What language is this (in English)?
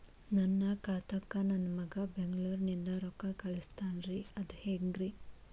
Kannada